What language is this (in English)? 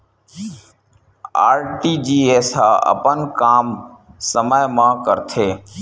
Chhattisgarhi